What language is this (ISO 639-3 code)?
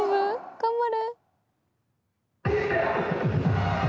jpn